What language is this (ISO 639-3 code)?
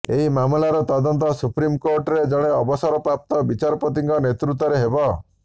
ori